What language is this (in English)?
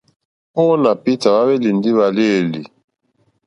Mokpwe